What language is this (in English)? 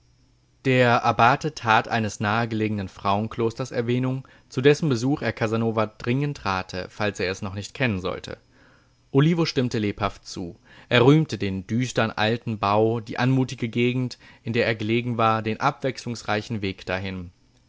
German